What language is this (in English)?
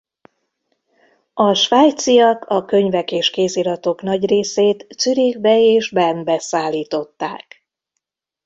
Hungarian